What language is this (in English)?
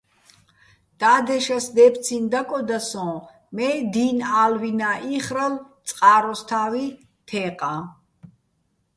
Bats